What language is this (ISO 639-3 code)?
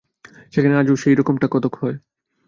ben